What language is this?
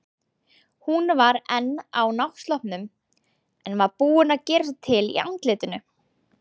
Icelandic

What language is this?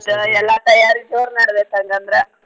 Kannada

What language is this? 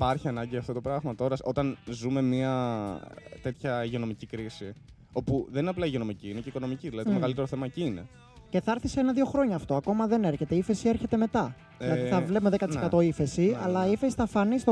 Greek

